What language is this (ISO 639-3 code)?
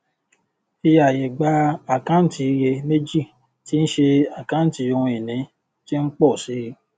yor